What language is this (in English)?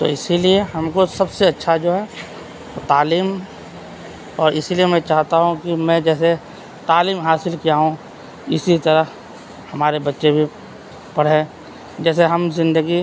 Urdu